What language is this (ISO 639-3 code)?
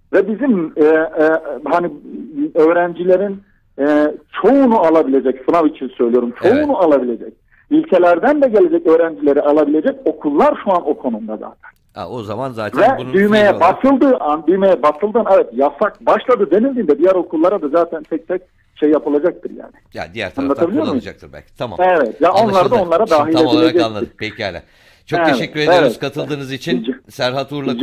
tur